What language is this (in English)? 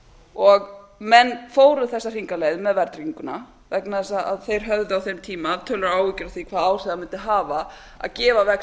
Icelandic